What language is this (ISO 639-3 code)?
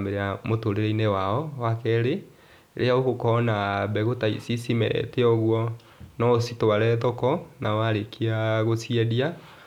kik